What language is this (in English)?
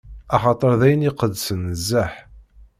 Kabyle